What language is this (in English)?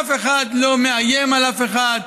Hebrew